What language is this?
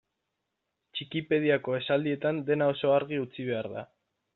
Basque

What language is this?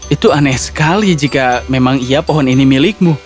Indonesian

